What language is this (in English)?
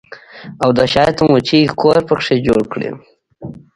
Pashto